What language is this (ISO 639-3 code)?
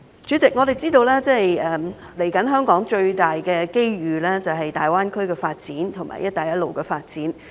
yue